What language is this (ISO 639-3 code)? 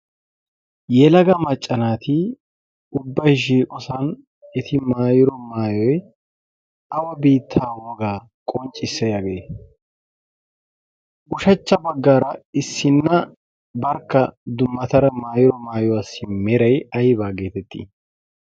wal